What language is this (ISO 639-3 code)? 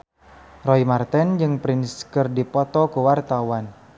sun